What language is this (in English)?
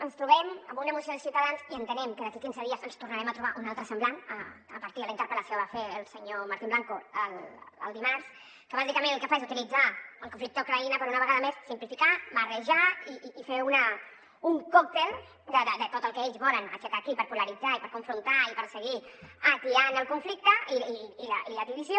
Catalan